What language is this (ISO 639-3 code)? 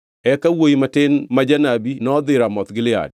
luo